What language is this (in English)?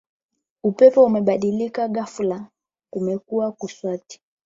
Swahili